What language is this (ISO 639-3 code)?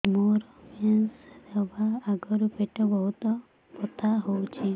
ori